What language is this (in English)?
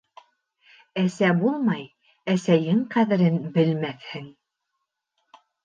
Bashkir